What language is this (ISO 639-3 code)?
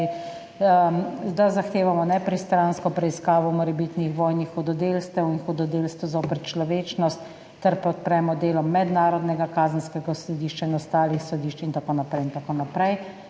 slv